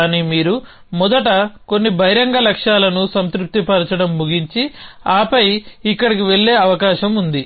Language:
Telugu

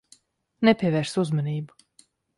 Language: Latvian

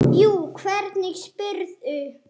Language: Icelandic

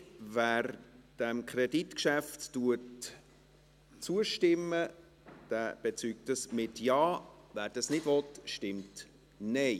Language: Swiss German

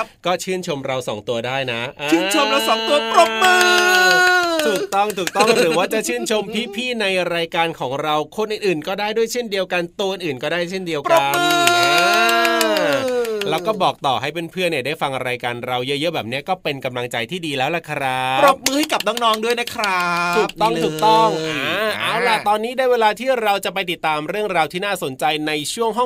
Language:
Thai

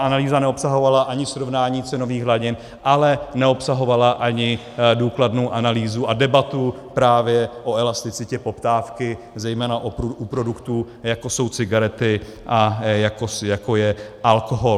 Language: Czech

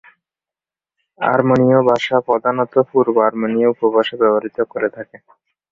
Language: Bangla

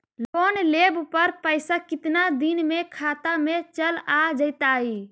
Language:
Magahi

